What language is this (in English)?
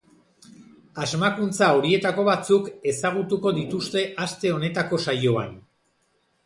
Basque